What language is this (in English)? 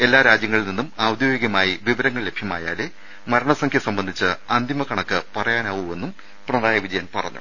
Malayalam